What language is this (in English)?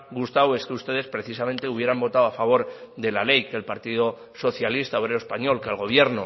Spanish